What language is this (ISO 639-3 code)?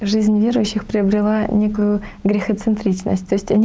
rus